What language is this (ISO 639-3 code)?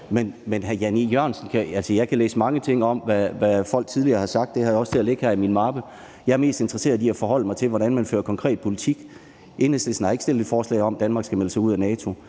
dan